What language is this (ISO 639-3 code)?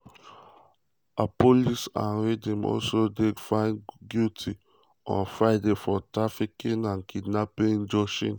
pcm